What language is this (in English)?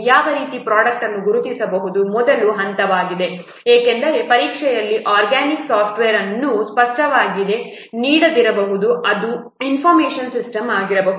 Kannada